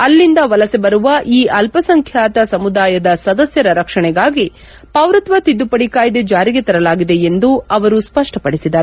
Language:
Kannada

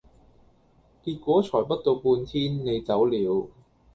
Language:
Cantonese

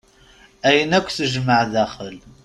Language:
Kabyle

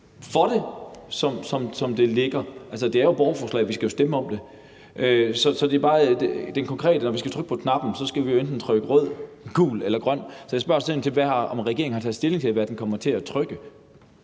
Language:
Danish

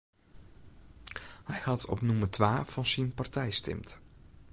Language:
Western Frisian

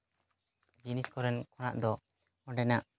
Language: Santali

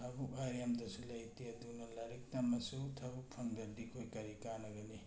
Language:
Manipuri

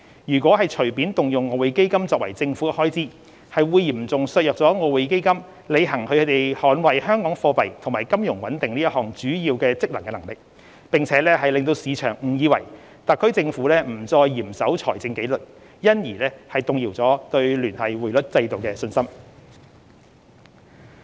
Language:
Cantonese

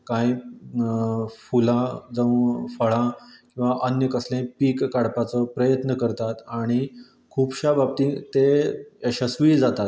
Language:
Konkani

